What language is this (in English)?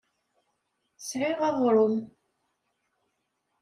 Kabyle